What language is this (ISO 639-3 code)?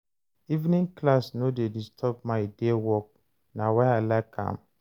pcm